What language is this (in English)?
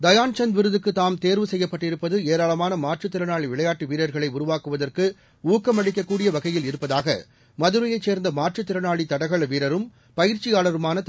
Tamil